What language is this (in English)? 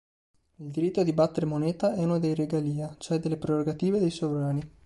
Italian